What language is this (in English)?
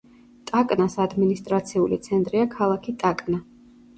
Georgian